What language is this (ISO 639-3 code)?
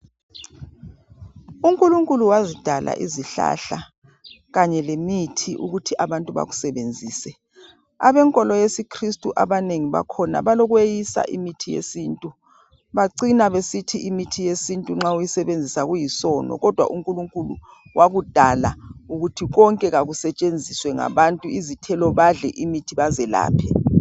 nde